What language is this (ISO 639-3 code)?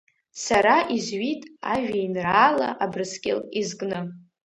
abk